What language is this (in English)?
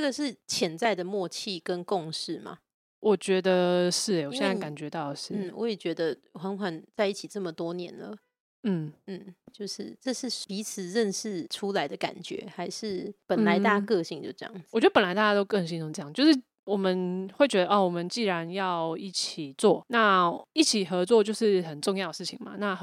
Chinese